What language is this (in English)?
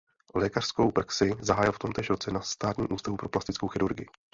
Czech